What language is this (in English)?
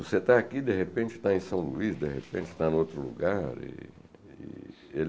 Portuguese